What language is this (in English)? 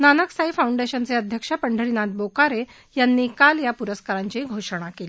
Marathi